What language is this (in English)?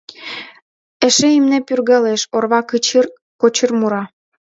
Mari